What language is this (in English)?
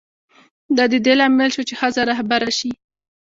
Pashto